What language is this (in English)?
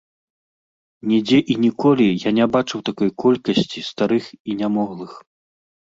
Belarusian